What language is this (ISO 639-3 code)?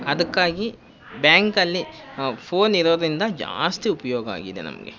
kan